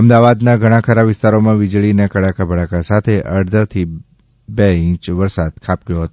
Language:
Gujarati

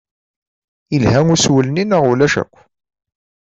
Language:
Kabyle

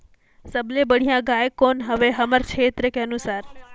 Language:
Chhattisgarhi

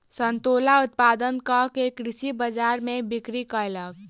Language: Maithili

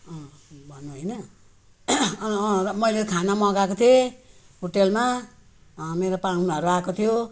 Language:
Nepali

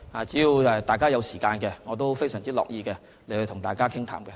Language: Cantonese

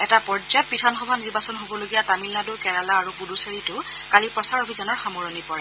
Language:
Assamese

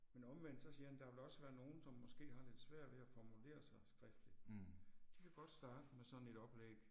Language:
Danish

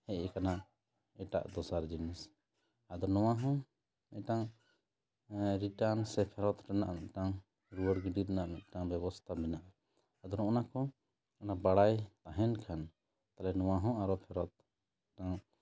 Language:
Santali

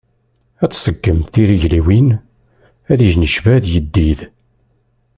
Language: Kabyle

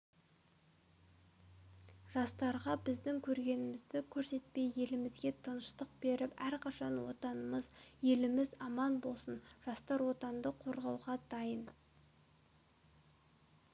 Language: Kazakh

